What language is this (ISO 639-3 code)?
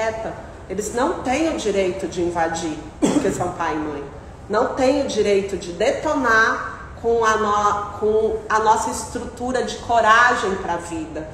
por